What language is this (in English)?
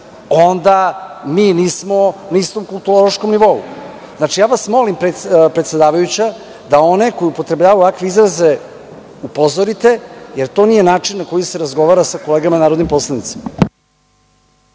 Serbian